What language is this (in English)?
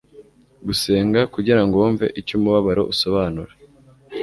Kinyarwanda